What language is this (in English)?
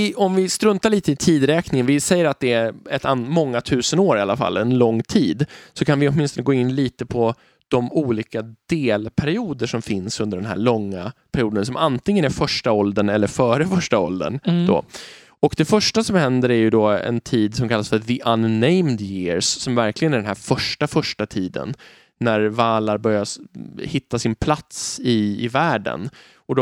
Swedish